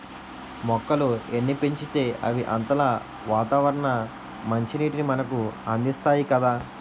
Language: Telugu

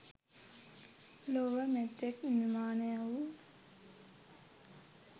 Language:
Sinhala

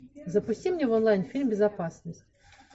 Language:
Russian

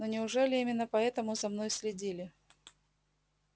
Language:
Russian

